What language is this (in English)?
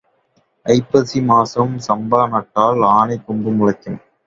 Tamil